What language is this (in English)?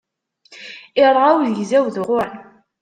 Kabyle